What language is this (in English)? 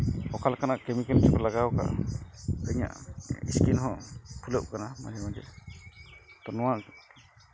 Santali